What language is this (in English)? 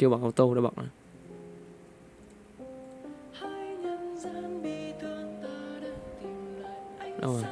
Vietnamese